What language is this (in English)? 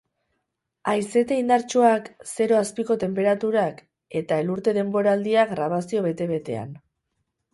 Basque